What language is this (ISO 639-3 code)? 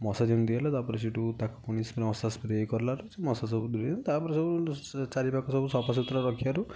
ori